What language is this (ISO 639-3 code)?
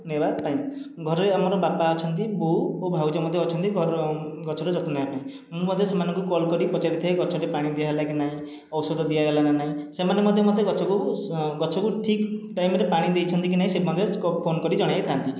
ori